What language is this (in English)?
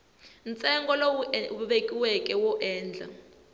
Tsonga